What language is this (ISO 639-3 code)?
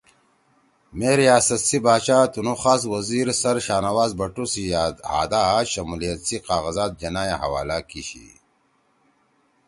trw